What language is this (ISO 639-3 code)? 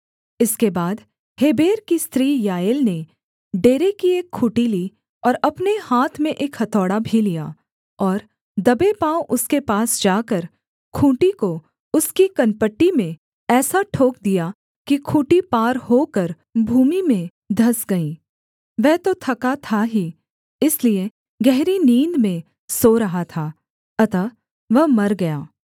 hin